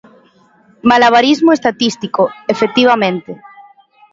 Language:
Galician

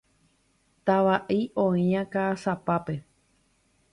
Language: Guarani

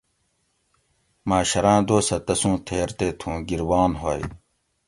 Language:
Gawri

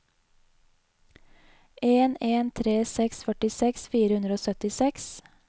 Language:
Norwegian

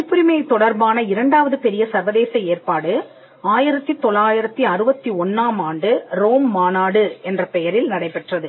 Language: Tamil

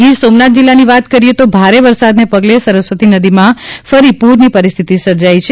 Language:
Gujarati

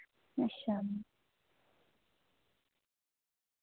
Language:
Dogri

